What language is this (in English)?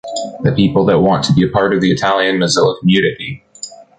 English